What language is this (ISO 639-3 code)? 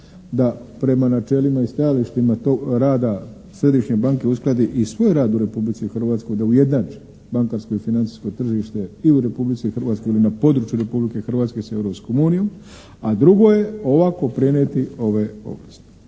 hrv